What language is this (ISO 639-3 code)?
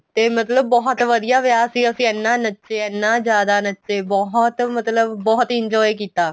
pan